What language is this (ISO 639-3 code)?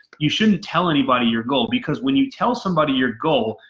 eng